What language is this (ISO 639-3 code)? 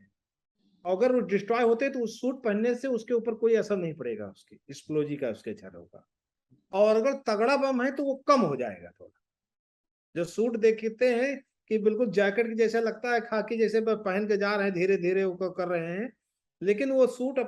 hin